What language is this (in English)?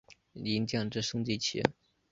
Chinese